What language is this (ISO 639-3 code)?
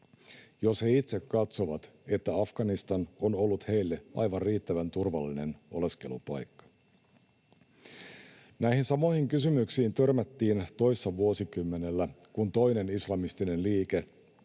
fin